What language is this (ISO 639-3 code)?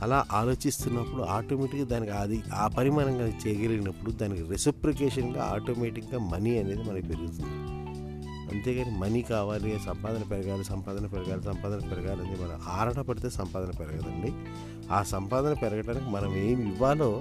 tel